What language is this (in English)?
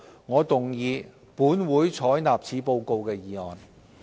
Cantonese